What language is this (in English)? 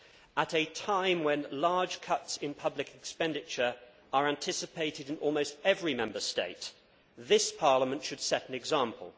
English